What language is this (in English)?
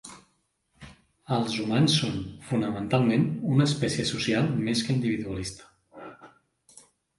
Catalan